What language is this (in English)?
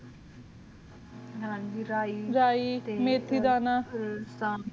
Punjabi